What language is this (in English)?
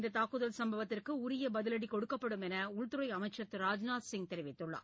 Tamil